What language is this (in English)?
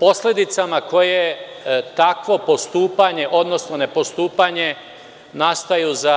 Serbian